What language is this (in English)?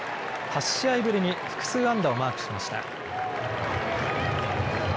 Japanese